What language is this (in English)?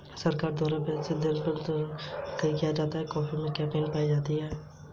Hindi